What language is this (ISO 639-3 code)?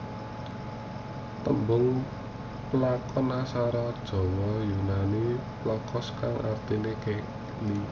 jav